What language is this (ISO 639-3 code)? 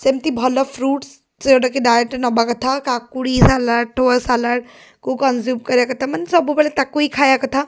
ori